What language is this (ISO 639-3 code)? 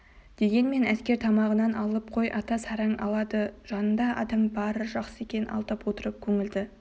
kaz